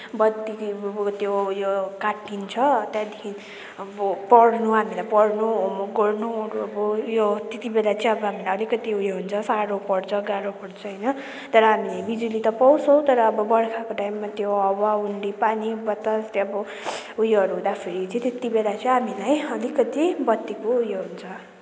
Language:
Nepali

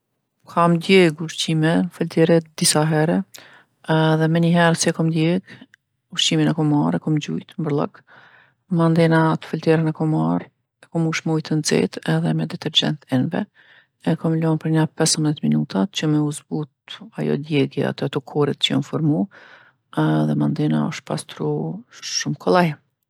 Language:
Gheg Albanian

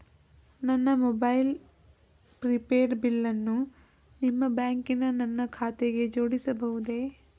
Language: Kannada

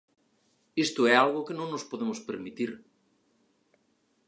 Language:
Galician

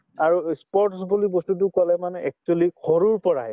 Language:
Assamese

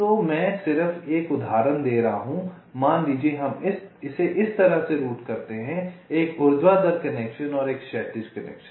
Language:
Hindi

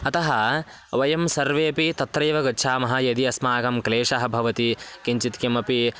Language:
Sanskrit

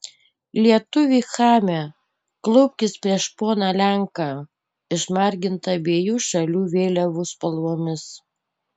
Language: Lithuanian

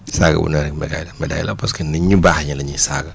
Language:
Wolof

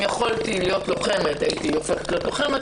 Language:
Hebrew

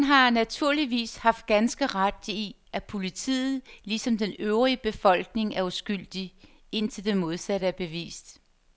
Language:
Danish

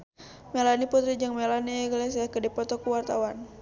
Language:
Sundanese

